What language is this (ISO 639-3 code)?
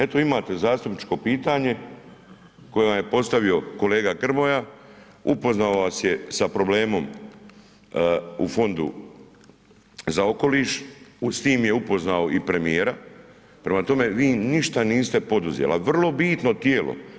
hrv